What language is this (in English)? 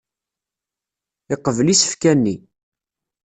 Kabyle